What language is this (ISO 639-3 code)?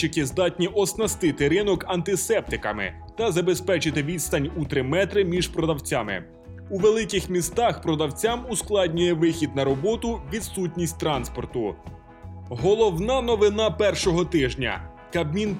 ukr